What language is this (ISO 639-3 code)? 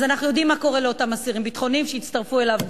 heb